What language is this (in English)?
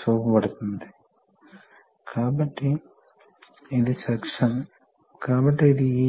Telugu